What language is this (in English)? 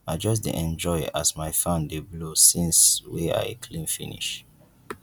Nigerian Pidgin